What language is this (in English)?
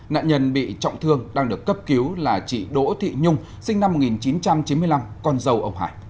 Vietnamese